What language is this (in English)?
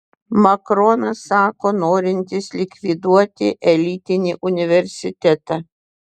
Lithuanian